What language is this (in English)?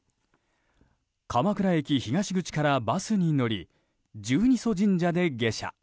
Japanese